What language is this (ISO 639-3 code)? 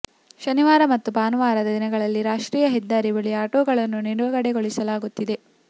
kan